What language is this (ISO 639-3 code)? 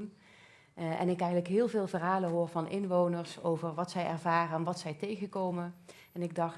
nld